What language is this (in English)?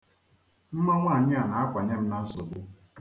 Igbo